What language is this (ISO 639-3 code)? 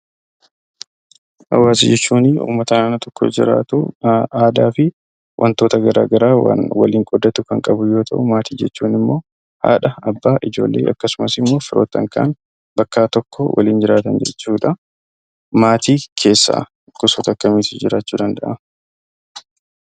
orm